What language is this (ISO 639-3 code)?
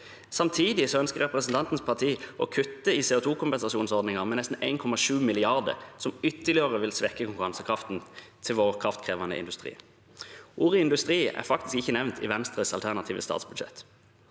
nor